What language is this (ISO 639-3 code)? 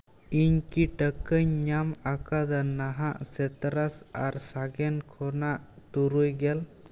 sat